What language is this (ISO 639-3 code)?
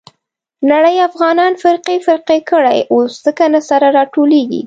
pus